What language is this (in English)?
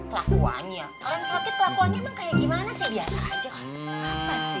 Indonesian